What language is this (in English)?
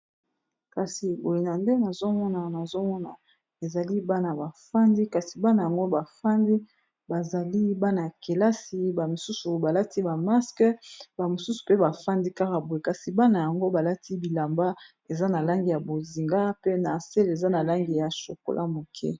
Lingala